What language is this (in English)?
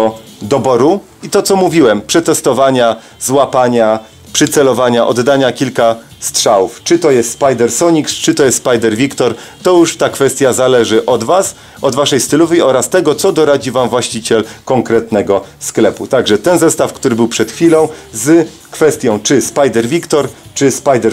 Polish